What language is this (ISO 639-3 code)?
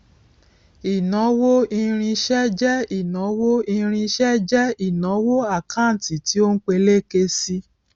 yor